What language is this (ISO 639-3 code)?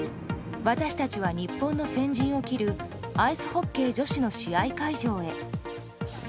jpn